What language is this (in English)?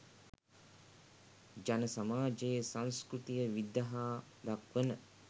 Sinhala